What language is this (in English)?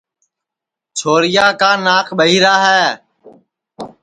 Sansi